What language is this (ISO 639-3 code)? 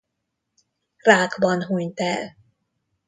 hun